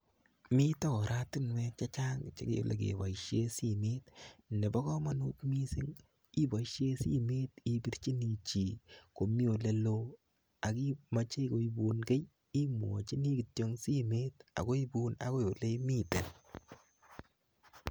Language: Kalenjin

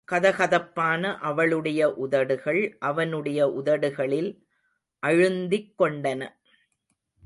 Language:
Tamil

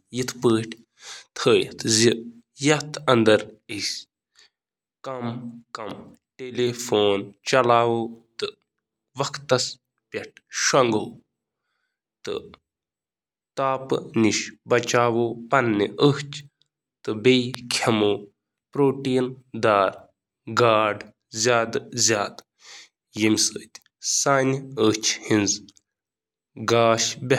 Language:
Kashmiri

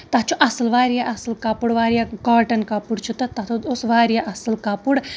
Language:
Kashmiri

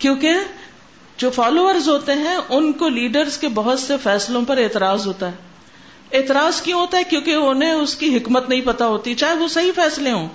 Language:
Urdu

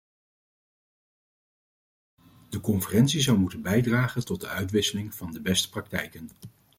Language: Dutch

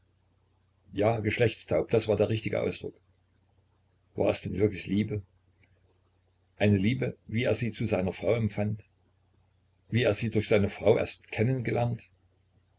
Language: German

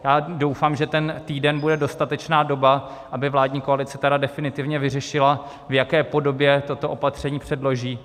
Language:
Czech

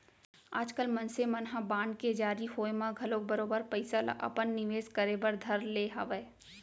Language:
Chhattisgarhi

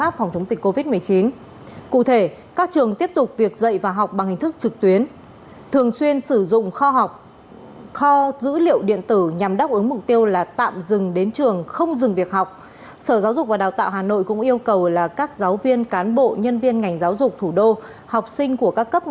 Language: Vietnamese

